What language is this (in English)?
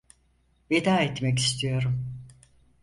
Turkish